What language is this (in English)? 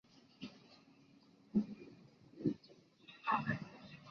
Chinese